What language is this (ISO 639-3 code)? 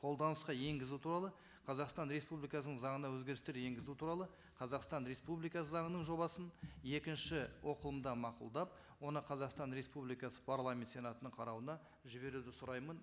kaz